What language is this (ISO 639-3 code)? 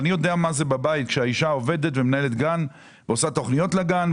heb